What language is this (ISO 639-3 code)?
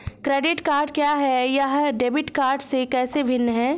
hin